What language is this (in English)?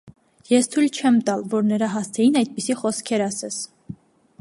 Armenian